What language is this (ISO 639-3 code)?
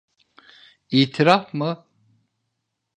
tur